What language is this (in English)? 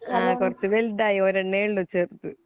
Malayalam